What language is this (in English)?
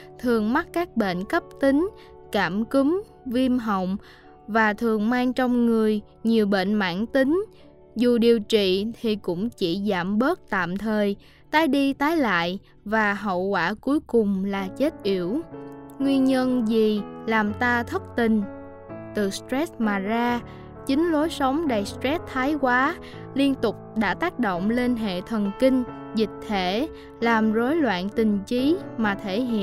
Vietnamese